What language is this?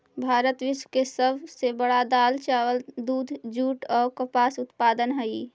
Magahi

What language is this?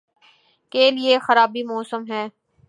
Urdu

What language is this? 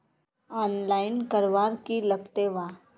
Magahi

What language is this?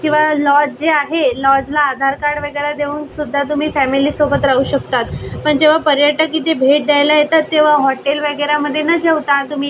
Marathi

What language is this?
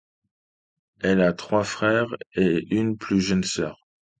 French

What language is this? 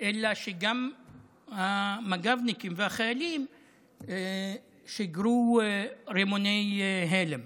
Hebrew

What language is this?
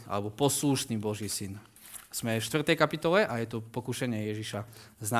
Slovak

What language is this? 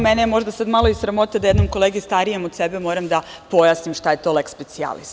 Serbian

